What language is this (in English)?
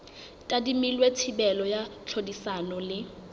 Southern Sotho